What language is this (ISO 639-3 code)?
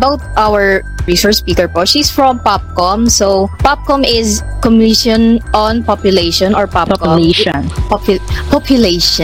fil